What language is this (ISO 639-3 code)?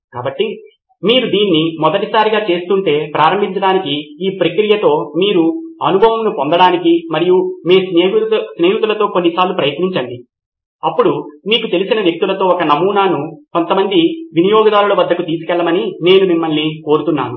tel